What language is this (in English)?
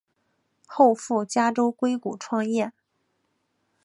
Chinese